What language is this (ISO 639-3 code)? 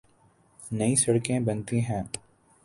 urd